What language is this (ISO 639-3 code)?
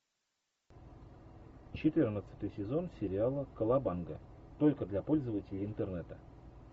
rus